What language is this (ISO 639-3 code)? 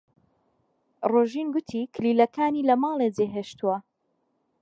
ckb